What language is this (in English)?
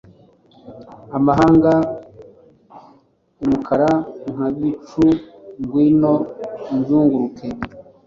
Kinyarwanda